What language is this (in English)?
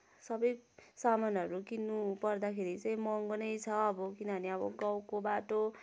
Nepali